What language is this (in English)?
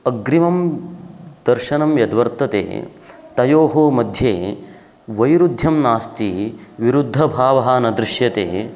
Sanskrit